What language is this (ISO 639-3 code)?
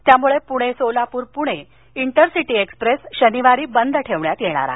mar